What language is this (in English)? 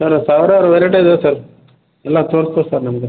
Kannada